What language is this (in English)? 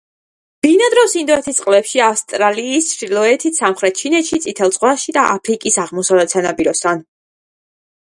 Georgian